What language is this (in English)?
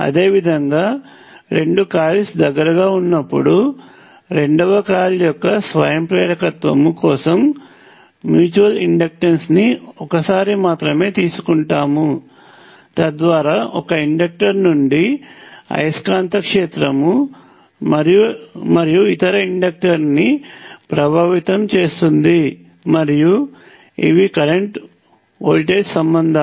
Telugu